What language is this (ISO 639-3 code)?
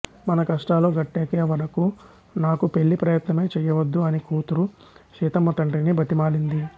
tel